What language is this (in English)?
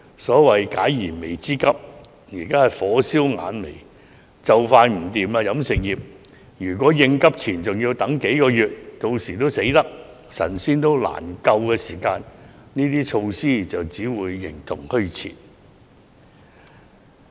Cantonese